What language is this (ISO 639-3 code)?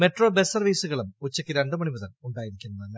mal